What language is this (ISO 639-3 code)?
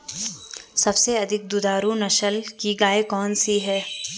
hin